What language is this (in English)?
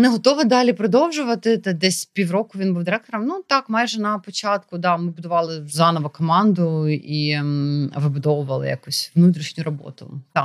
Ukrainian